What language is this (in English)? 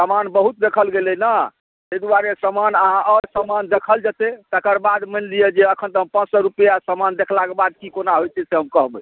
Maithili